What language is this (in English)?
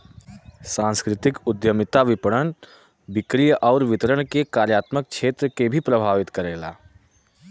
Bhojpuri